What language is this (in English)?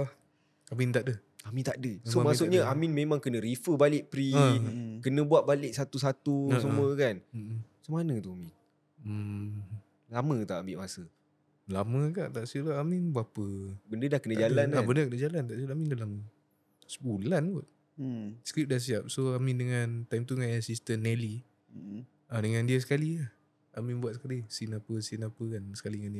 Malay